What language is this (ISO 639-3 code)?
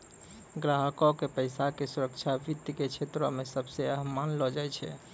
mai